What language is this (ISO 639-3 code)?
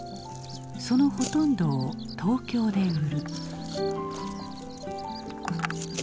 jpn